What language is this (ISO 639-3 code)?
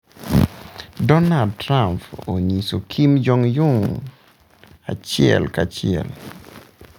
luo